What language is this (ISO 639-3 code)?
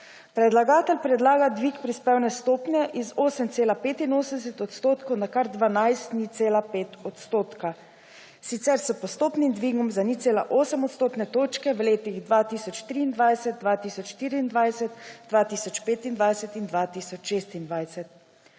slv